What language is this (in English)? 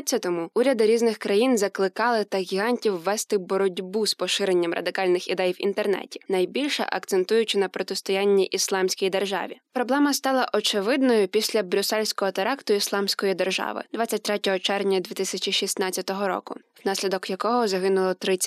Ukrainian